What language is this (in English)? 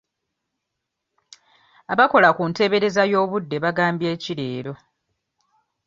Ganda